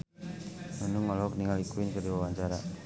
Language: Sundanese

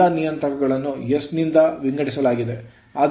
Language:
Kannada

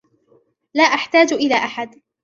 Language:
Arabic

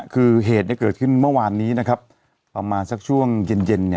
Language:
Thai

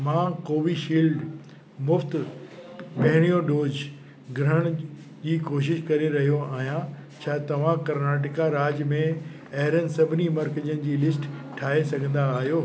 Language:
Sindhi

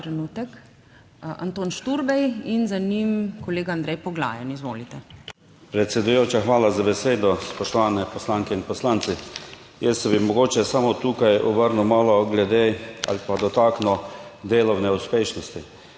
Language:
Slovenian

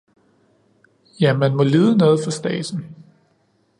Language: Danish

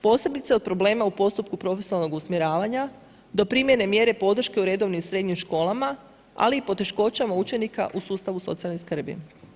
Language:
Croatian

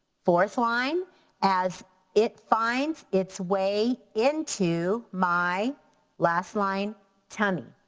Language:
English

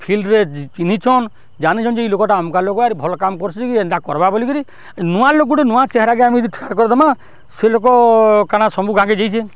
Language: Odia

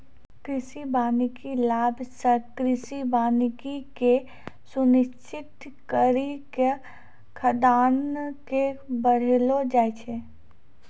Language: Maithili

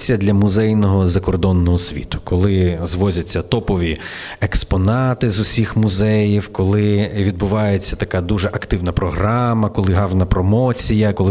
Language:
Ukrainian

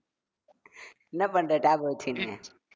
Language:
Tamil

